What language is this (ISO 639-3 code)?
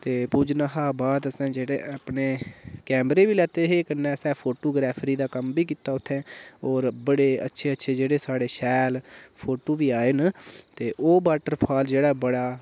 doi